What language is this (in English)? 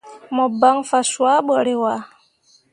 Mundang